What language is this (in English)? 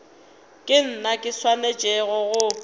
Northern Sotho